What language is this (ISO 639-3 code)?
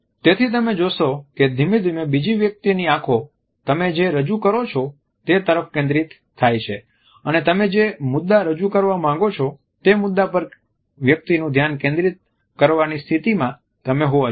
guj